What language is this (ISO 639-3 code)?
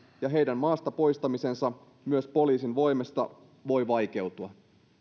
fin